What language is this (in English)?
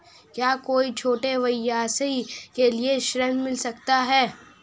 Hindi